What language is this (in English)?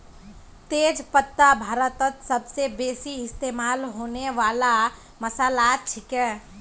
Magahi